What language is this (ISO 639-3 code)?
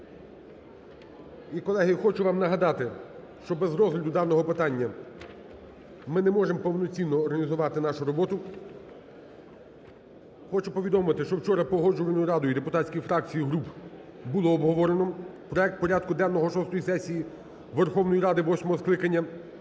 ukr